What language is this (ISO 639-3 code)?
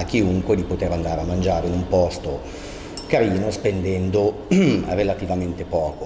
ita